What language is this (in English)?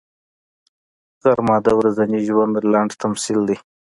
Pashto